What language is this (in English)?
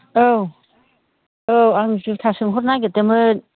Bodo